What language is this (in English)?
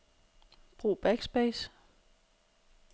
Danish